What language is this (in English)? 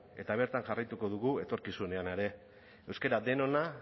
Basque